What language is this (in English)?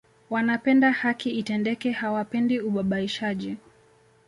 Swahili